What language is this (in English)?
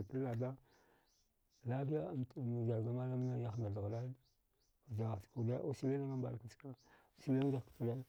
Dghwede